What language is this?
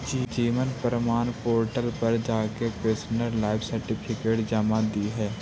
Magahi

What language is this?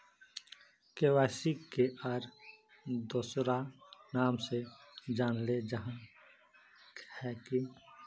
Magahi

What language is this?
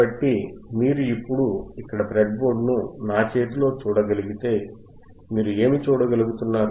Telugu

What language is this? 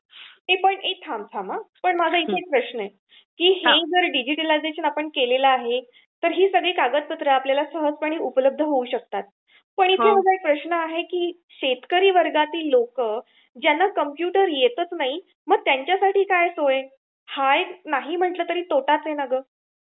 Marathi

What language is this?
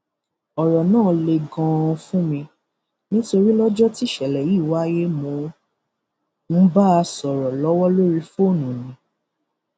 Yoruba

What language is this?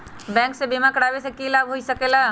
Magahi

